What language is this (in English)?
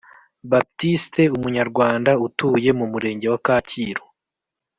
Kinyarwanda